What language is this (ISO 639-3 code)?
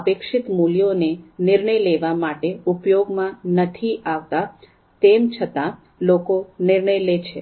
guj